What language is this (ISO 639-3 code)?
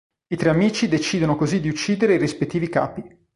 ita